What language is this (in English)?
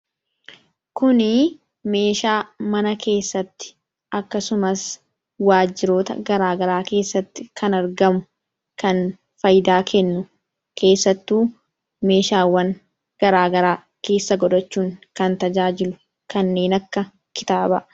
Oromo